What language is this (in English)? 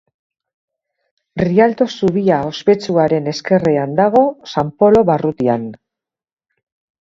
Basque